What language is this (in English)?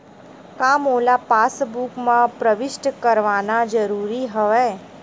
Chhattisgarhi